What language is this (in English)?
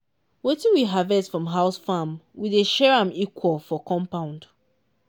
Nigerian Pidgin